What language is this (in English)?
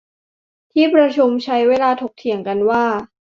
Thai